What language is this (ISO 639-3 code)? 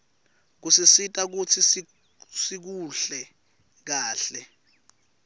ssw